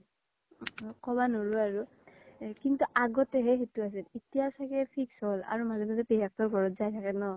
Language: Assamese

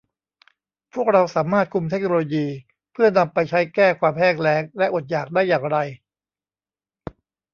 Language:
Thai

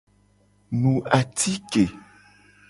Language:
Gen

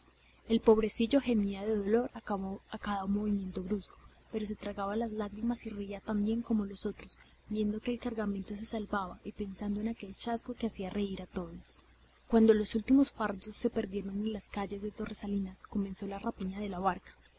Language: Spanish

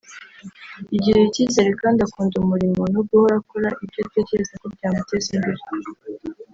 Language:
Kinyarwanda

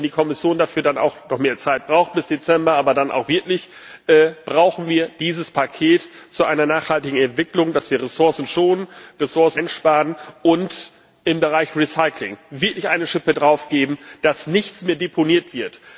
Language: German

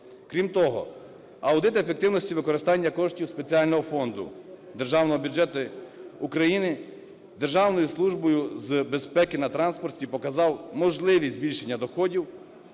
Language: Ukrainian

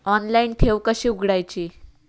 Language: Marathi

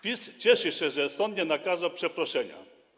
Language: Polish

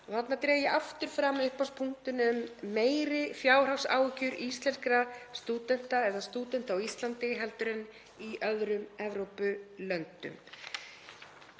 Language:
Icelandic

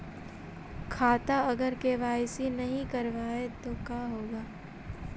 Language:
Magahi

